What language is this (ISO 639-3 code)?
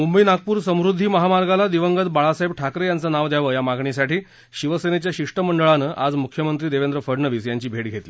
mar